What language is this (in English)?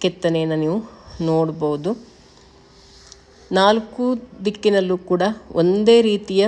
Turkish